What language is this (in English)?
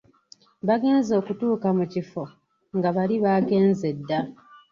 Ganda